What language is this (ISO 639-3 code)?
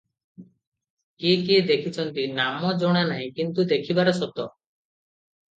ori